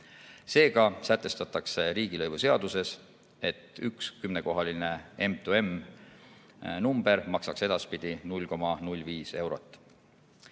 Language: Estonian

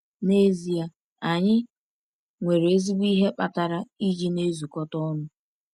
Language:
Igbo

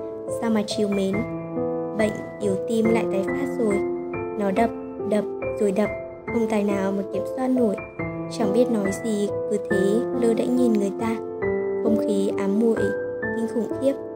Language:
Vietnamese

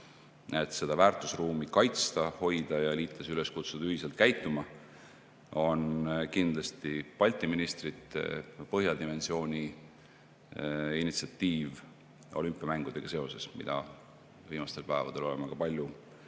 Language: Estonian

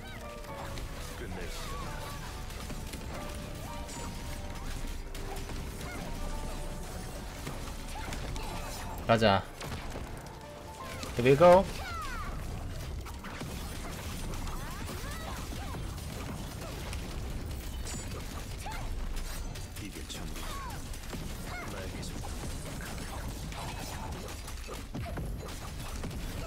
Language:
Korean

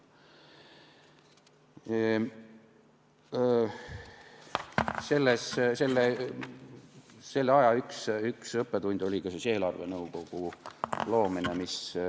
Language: Estonian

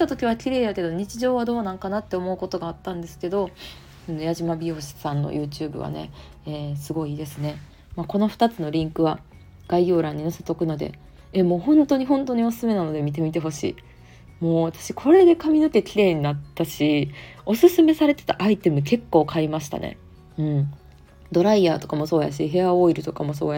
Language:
Japanese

